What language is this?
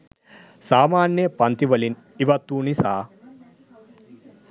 Sinhala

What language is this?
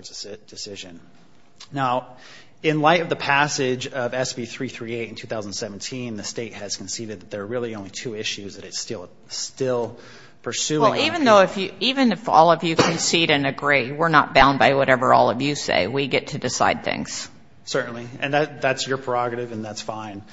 English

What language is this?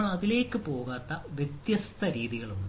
Malayalam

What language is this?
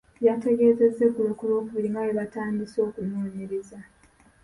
Ganda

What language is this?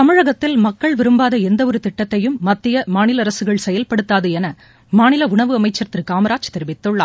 Tamil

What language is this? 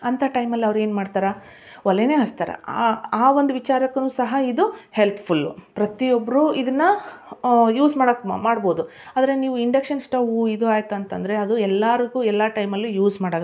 Kannada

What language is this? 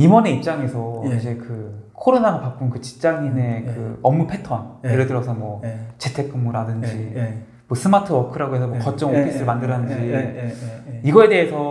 Korean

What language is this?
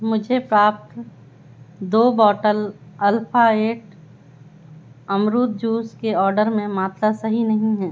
Hindi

